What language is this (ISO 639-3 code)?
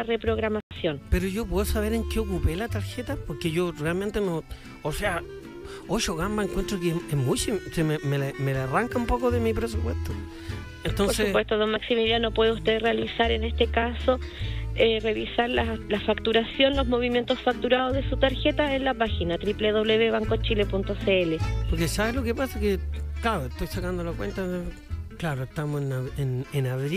spa